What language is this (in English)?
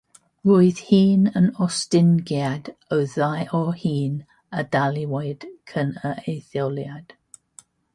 Welsh